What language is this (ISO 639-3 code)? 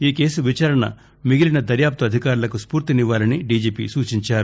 tel